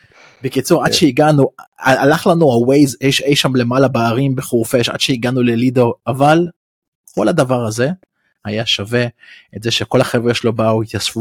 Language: Hebrew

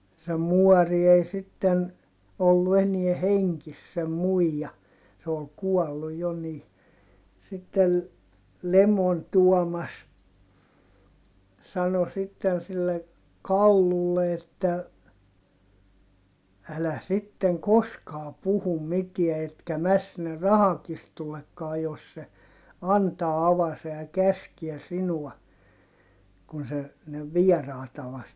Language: Finnish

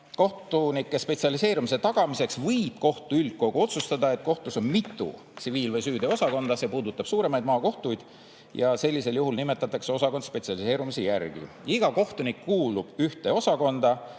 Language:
Estonian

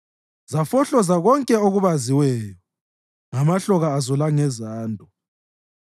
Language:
North Ndebele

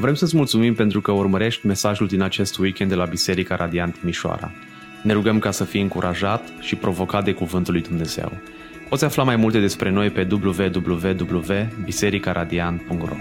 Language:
Romanian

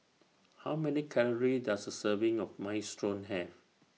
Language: English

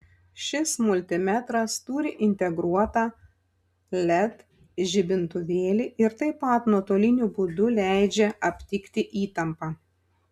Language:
Lithuanian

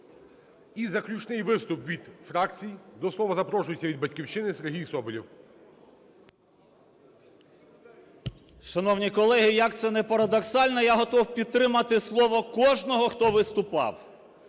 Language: Ukrainian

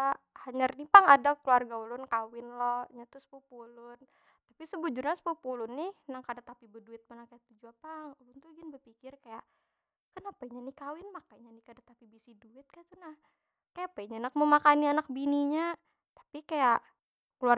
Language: Banjar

